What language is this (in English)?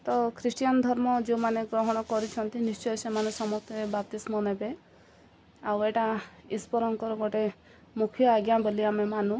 Odia